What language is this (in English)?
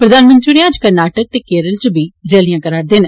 Dogri